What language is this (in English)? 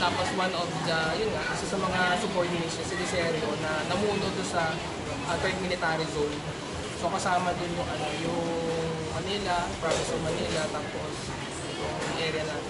Filipino